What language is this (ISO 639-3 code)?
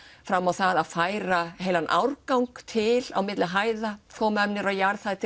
isl